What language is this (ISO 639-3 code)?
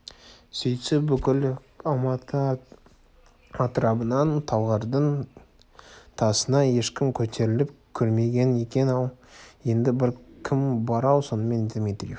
kaz